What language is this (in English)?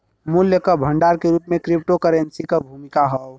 Bhojpuri